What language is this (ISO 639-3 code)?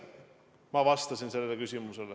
est